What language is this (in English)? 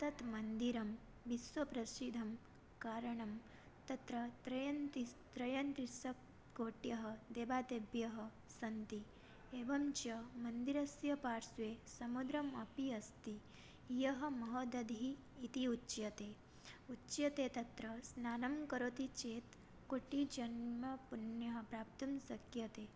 Sanskrit